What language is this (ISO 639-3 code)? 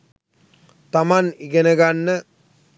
sin